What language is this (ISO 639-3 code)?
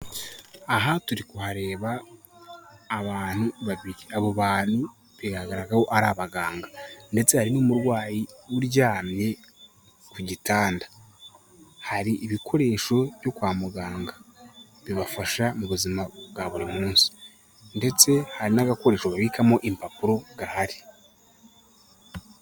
kin